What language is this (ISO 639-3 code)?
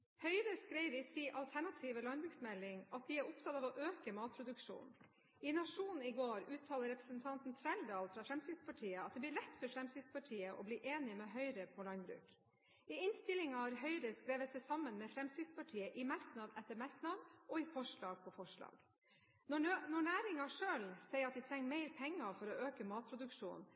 nob